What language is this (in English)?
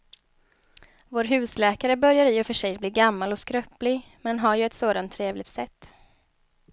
Swedish